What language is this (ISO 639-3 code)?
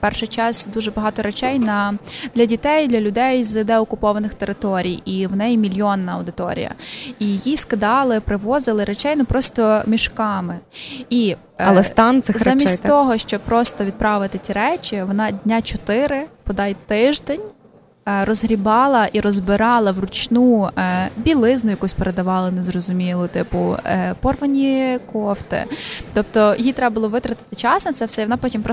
ukr